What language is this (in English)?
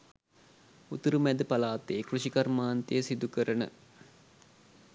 Sinhala